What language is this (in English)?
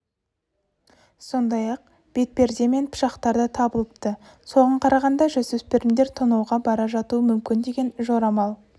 Kazakh